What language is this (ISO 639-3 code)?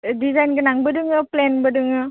brx